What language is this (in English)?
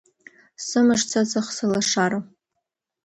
Abkhazian